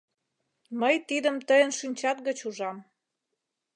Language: Mari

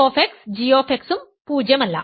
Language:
Malayalam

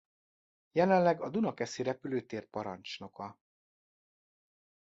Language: Hungarian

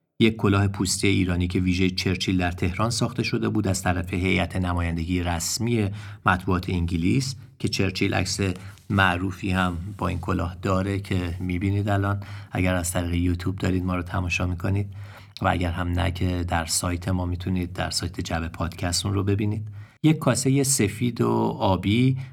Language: Persian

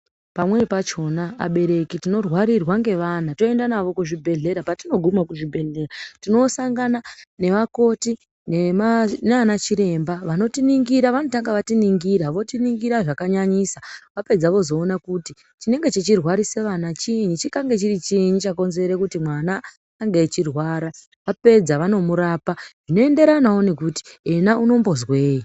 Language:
Ndau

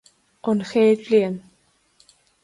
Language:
Irish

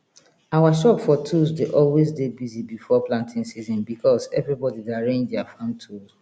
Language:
Nigerian Pidgin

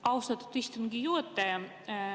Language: Estonian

